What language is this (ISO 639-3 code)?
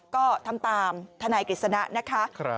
tha